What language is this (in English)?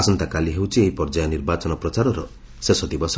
Odia